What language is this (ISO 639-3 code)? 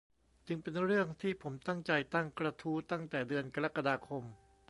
tha